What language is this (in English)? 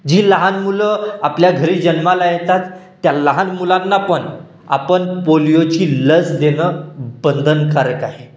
Marathi